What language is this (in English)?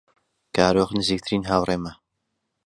Central Kurdish